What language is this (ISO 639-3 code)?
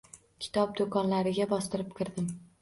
uzb